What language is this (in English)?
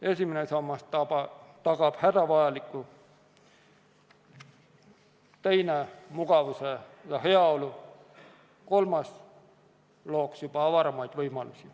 Estonian